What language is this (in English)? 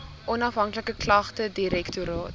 Afrikaans